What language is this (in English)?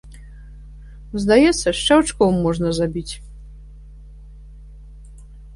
Belarusian